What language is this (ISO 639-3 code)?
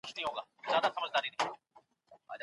pus